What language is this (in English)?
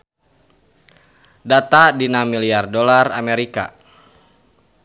Sundanese